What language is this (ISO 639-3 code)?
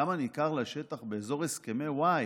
heb